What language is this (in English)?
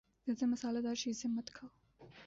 Urdu